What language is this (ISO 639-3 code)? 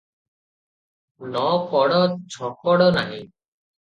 ori